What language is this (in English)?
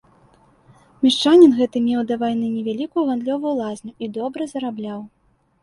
Belarusian